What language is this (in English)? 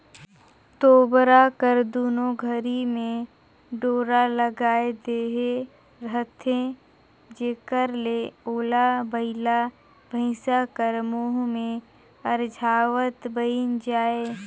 Chhattisgarhi